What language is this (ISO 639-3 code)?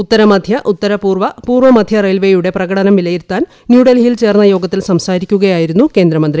mal